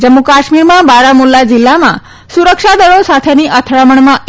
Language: Gujarati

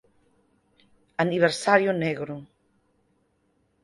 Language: Galician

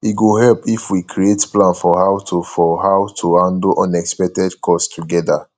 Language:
Nigerian Pidgin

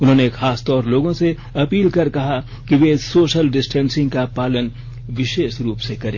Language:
Hindi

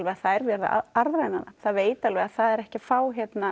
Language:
Icelandic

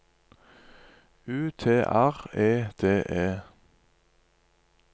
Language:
Norwegian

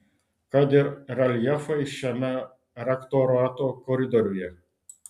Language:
Lithuanian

